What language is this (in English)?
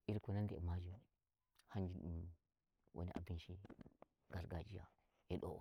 Nigerian Fulfulde